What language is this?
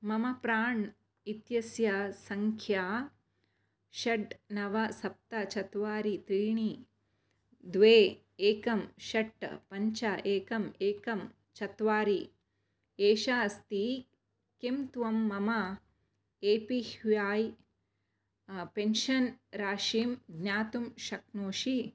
Sanskrit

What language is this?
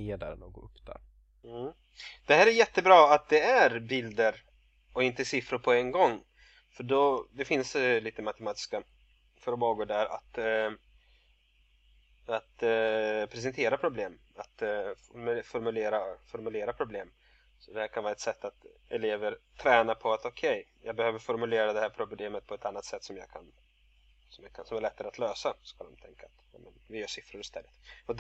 Swedish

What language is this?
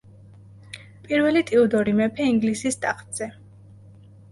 Georgian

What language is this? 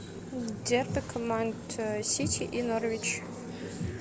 Russian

